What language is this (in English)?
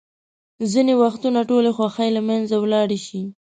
Pashto